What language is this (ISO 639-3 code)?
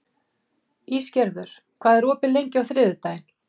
isl